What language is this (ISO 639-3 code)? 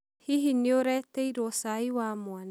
kik